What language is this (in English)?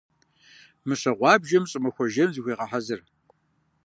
Kabardian